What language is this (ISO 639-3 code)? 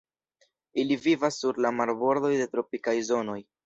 epo